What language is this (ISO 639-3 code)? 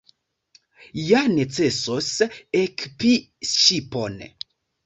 epo